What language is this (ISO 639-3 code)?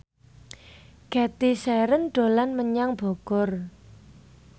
jav